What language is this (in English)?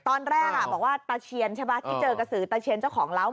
Thai